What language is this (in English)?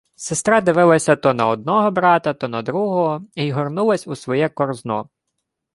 Ukrainian